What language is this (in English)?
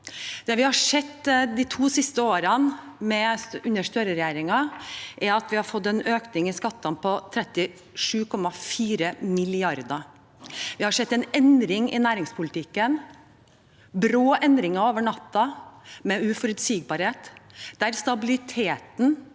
Norwegian